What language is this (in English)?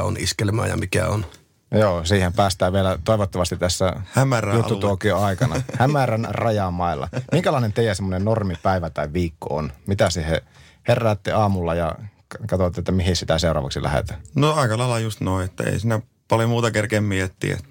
Finnish